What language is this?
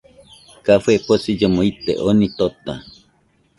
Nüpode Huitoto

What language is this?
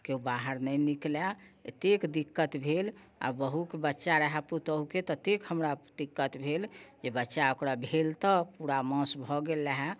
Maithili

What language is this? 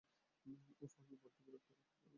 Bangla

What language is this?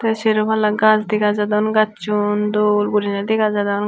Chakma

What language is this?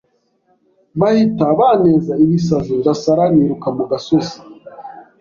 Kinyarwanda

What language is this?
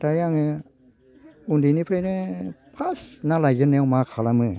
Bodo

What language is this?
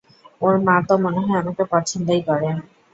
Bangla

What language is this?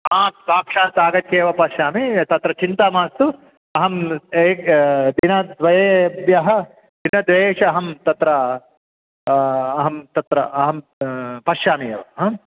Sanskrit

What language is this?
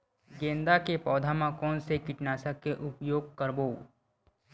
Chhattisgarhi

